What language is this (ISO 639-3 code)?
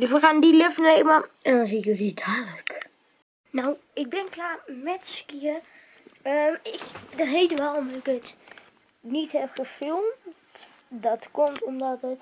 nld